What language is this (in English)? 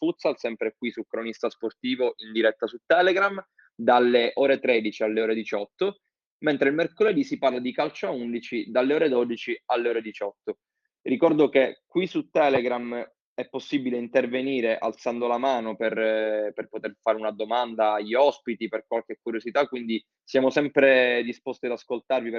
Italian